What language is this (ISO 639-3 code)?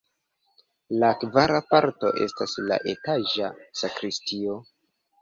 epo